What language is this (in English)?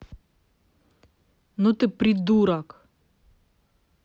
Russian